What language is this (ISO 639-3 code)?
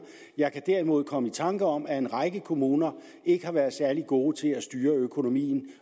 dan